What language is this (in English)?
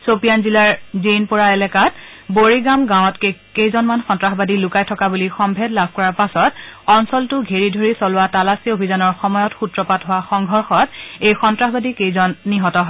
Assamese